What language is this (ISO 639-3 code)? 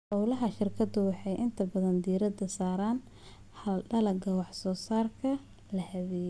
som